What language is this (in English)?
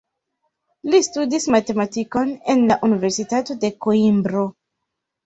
Esperanto